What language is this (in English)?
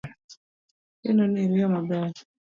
Luo (Kenya and Tanzania)